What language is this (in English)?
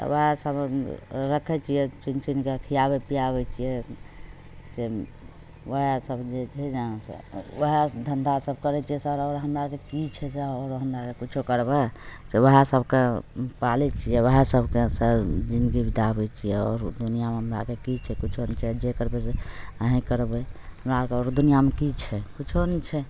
Maithili